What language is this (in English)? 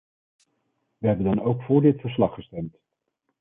Dutch